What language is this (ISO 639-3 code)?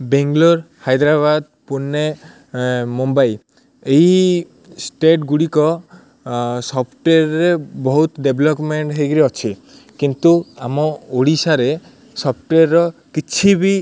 ori